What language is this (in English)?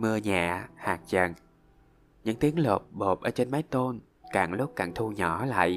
Vietnamese